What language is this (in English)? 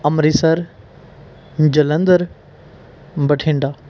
Punjabi